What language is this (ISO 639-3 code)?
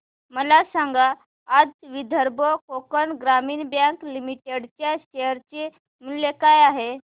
mar